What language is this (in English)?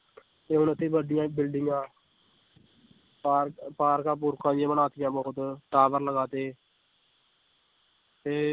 Punjabi